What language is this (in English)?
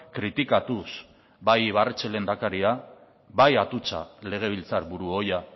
Basque